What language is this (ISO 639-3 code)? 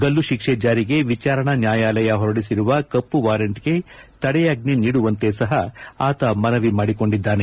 kan